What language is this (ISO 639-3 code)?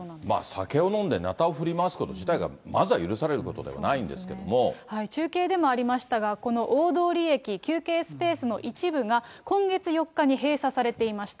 jpn